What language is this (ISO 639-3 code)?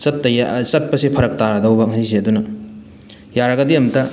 mni